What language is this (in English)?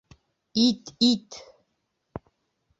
Bashkir